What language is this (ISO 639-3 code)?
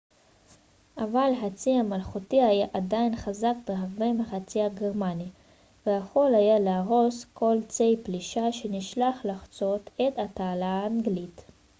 heb